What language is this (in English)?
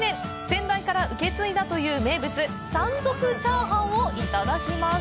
Japanese